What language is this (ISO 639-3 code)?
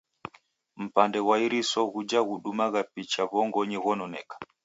dav